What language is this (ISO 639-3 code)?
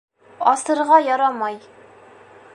bak